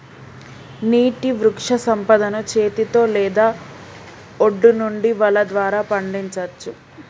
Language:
Telugu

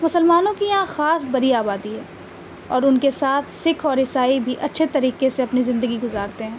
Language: Urdu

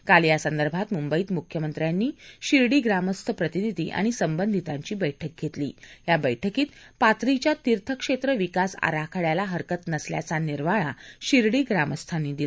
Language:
Marathi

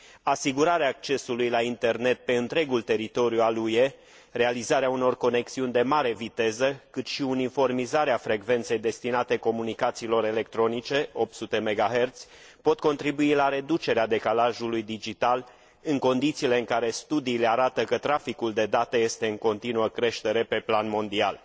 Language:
Romanian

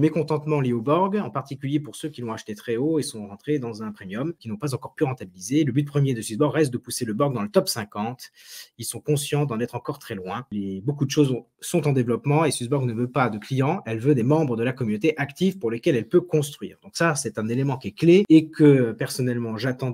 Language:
French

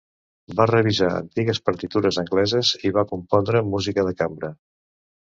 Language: Catalan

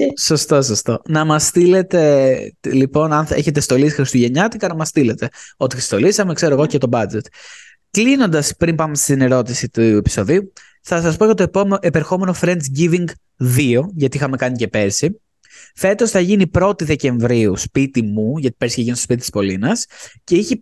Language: Greek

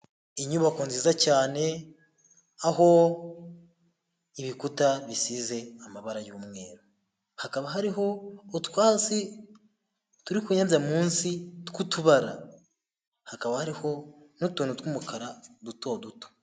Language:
Kinyarwanda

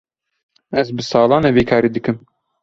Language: Kurdish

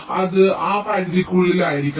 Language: Malayalam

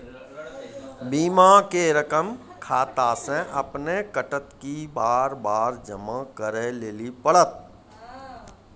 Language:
Maithili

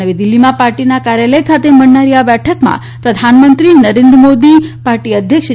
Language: Gujarati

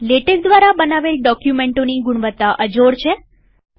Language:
Gujarati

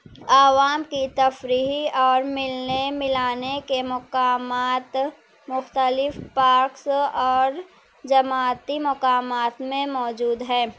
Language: Urdu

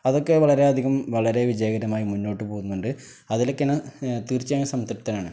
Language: Malayalam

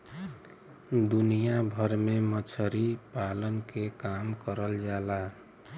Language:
Bhojpuri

